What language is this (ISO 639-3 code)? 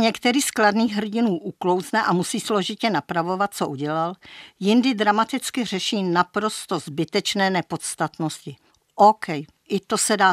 ces